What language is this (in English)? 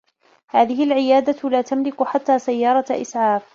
Arabic